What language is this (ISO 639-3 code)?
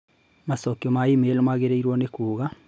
kik